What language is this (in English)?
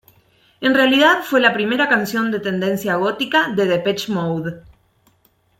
Spanish